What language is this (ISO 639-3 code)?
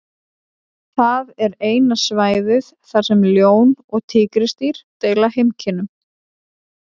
isl